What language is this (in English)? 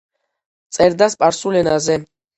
Georgian